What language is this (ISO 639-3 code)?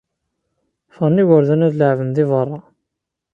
kab